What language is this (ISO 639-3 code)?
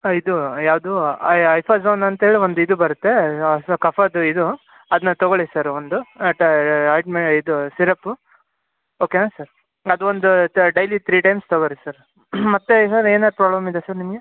kan